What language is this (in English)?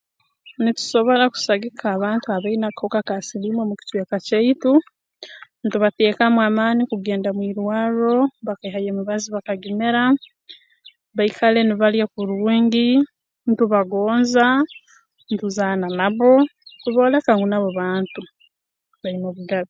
Tooro